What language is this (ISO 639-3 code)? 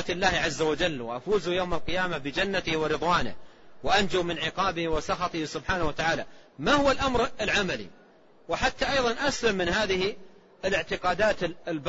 ara